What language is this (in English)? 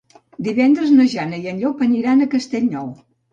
Catalan